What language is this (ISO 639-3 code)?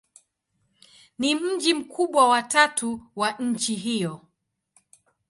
swa